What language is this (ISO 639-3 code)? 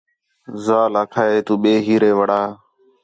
xhe